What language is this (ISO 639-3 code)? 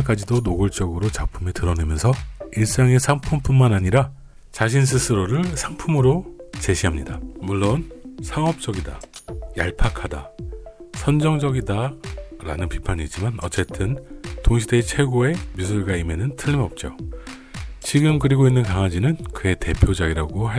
kor